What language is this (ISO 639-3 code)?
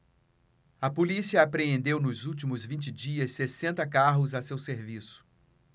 por